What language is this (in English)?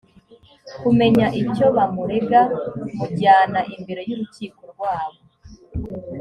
Kinyarwanda